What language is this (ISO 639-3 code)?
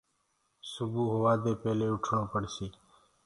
ggg